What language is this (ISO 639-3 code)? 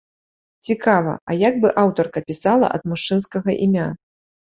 bel